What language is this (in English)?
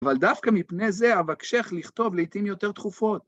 Hebrew